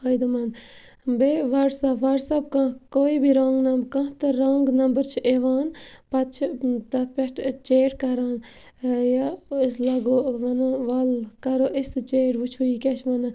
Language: Kashmiri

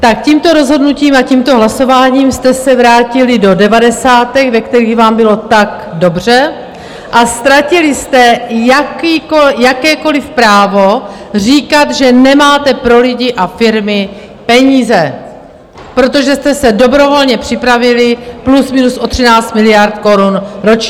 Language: Czech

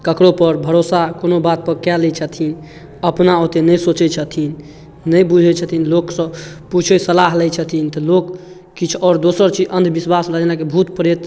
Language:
Maithili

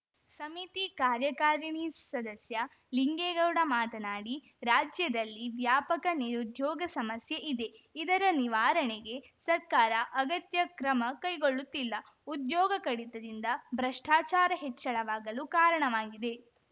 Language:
Kannada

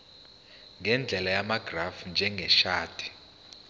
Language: Zulu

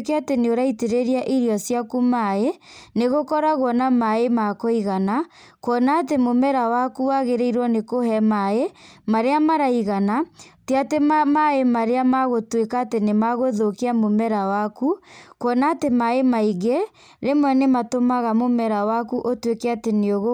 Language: Kikuyu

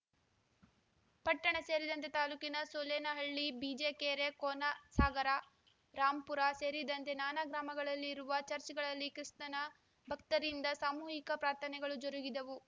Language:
Kannada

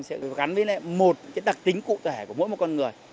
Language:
Vietnamese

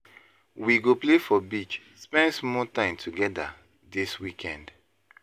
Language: Nigerian Pidgin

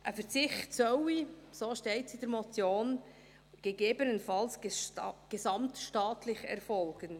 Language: Swiss German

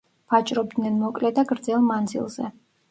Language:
Georgian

